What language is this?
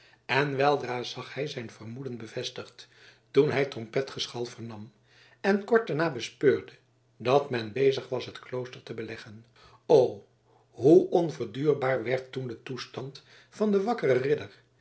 Dutch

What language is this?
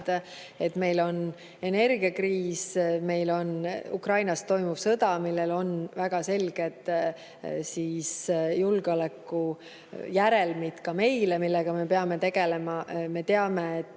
Estonian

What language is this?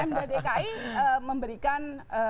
Indonesian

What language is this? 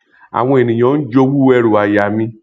Yoruba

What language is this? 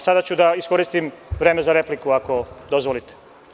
Serbian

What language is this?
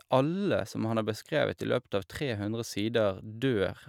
Norwegian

